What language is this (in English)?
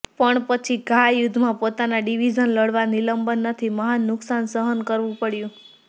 Gujarati